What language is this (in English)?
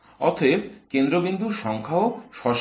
Bangla